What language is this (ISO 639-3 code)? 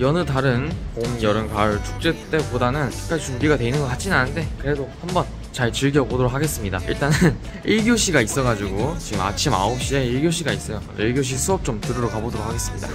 kor